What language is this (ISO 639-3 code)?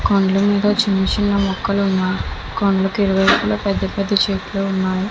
tel